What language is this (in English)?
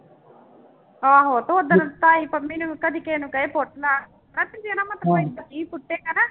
Punjabi